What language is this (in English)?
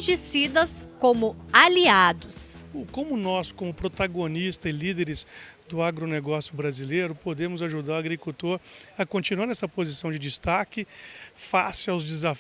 Portuguese